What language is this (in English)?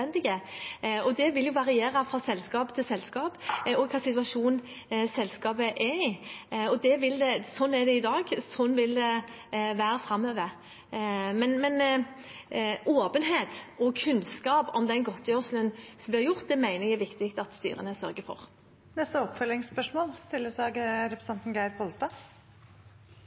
Norwegian